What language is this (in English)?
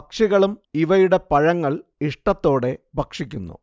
Malayalam